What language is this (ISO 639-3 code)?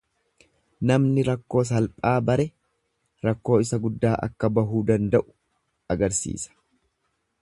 orm